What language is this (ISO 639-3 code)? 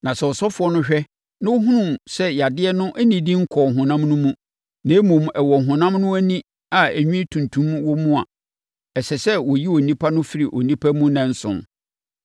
aka